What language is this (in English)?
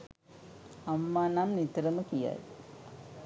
Sinhala